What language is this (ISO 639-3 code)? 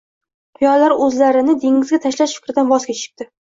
uzb